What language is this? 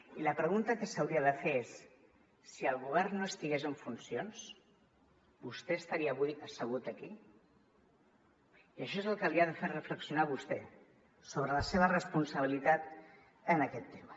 Catalan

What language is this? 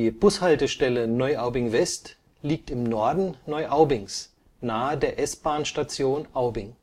German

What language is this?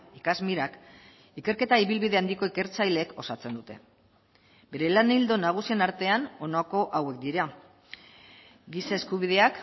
Basque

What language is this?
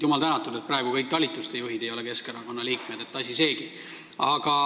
Estonian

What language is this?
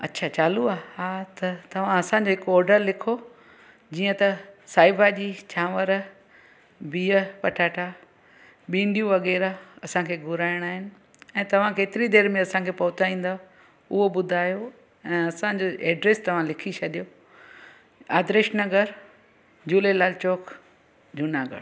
Sindhi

